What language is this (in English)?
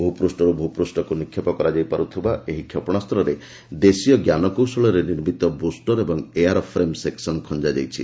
Odia